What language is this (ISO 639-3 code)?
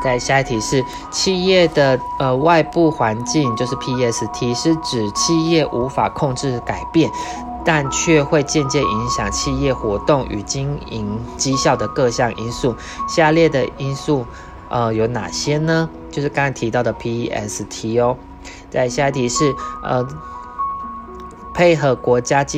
zho